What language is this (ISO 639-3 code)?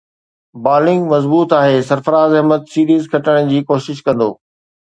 snd